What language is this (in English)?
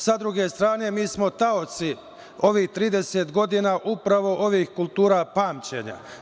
Serbian